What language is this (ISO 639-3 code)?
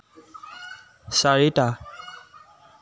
asm